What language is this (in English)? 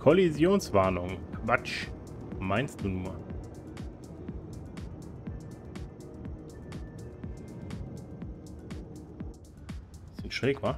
German